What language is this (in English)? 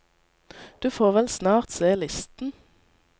Norwegian